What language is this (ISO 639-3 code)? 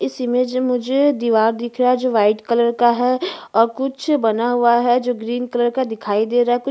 hin